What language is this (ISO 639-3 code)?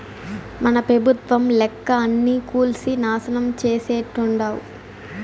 tel